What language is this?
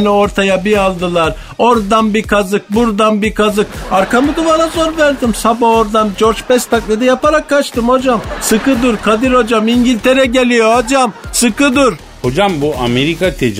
Turkish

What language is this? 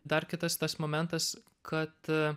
Lithuanian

